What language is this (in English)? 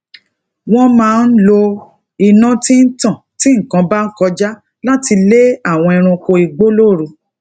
Yoruba